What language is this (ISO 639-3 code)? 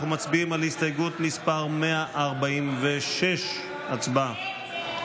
heb